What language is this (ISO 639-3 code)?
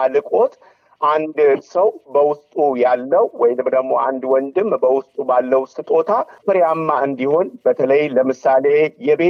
amh